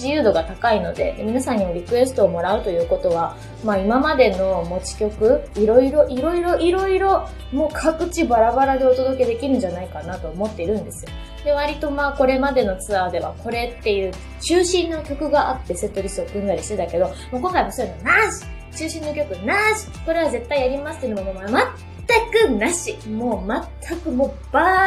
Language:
Japanese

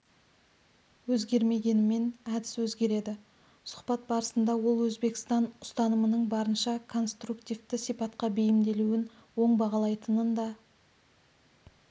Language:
Kazakh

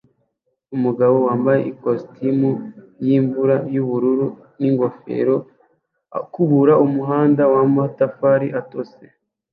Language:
Kinyarwanda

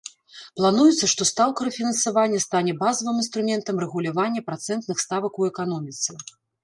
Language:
Belarusian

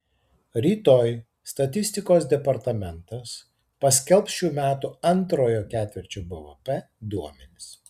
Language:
Lithuanian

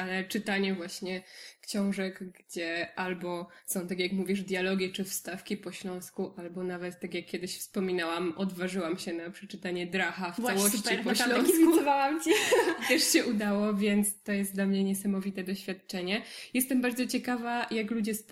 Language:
Polish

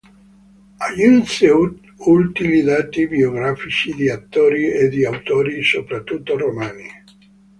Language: Italian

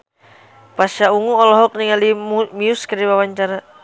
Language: Sundanese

